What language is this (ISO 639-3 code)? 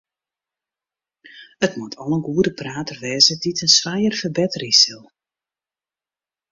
fry